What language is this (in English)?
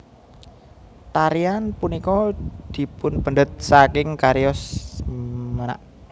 Javanese